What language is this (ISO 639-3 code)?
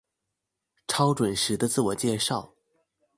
zho